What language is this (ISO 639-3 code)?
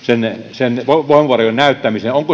fin